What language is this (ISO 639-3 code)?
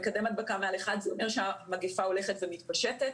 heb